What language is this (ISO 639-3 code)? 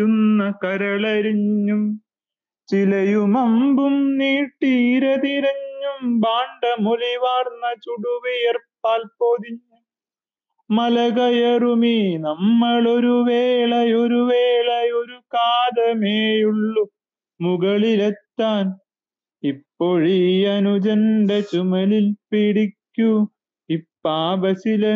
mal